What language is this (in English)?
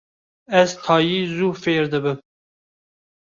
Kurdish